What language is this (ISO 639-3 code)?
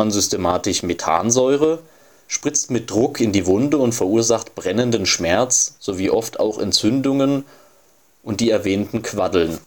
deu